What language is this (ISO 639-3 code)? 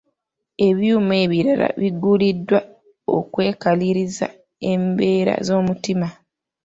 lug